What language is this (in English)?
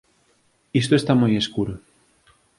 Galician